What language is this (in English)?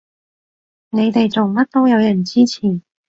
Cantonese